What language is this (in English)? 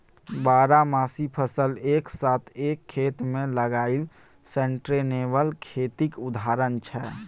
Maithili